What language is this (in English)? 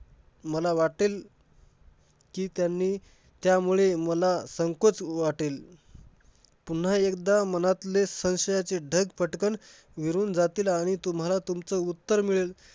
Marathi